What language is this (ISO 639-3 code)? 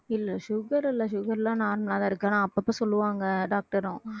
tam